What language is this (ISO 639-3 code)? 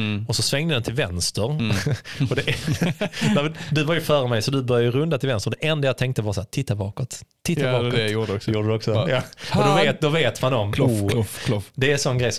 swe